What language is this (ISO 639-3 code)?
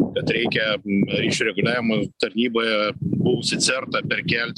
lit